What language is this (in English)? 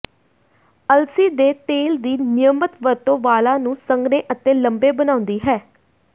Punjabi